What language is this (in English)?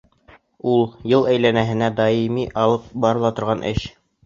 Bashkir